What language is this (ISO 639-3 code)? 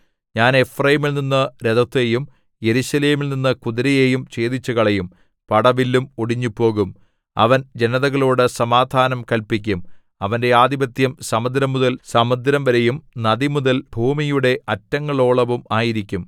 mal